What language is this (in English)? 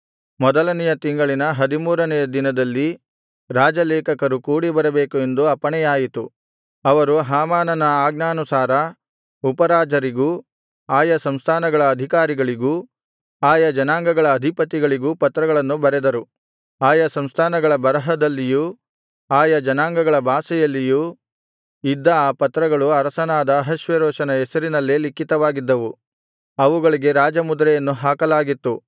Kannada